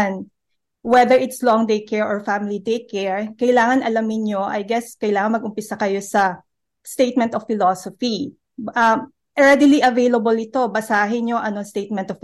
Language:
Filipino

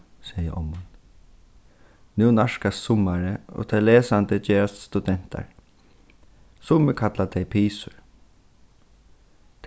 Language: Faroese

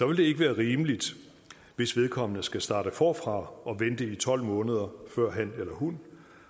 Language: Danish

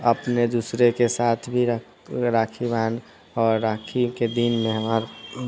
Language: Maithili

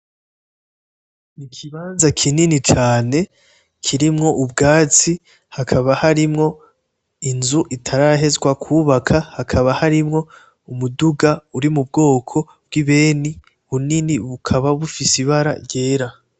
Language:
Rundi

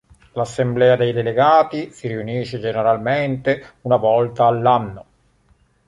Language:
Italian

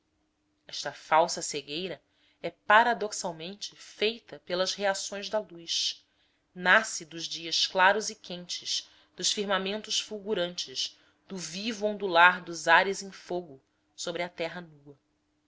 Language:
Portuguese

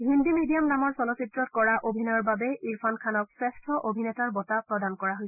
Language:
Assamese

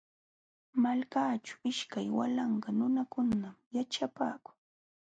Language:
Jauja Wanca Quechua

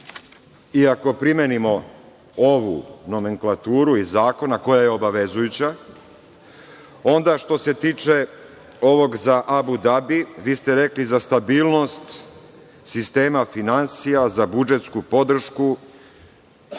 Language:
Serbian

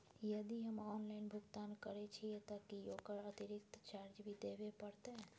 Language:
Maithili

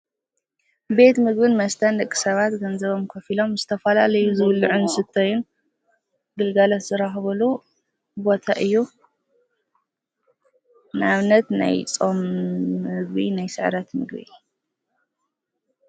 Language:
Tigrinya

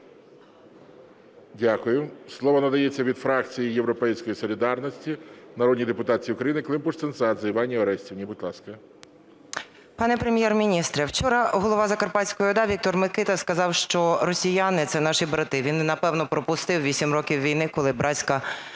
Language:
Ukrainian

